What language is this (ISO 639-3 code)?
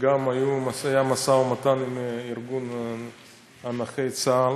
heb